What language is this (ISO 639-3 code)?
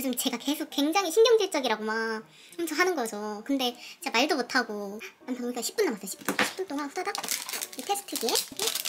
kor